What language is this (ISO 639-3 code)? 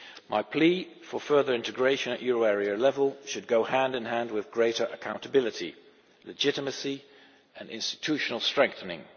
eng